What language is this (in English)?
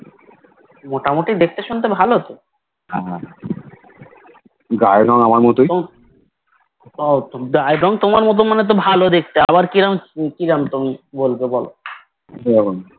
Bangla